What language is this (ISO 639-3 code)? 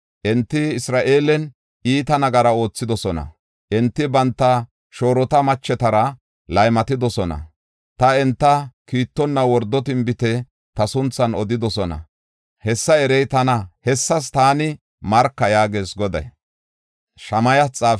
gof